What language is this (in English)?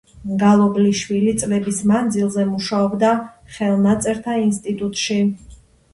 Georgian